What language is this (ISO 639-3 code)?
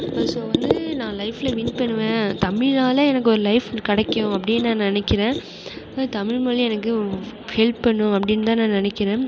tam